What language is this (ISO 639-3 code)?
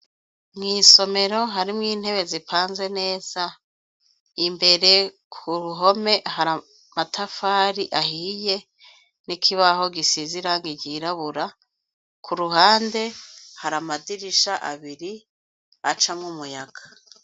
run